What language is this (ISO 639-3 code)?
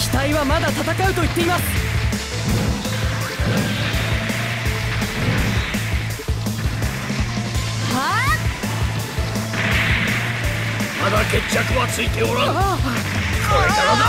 jpn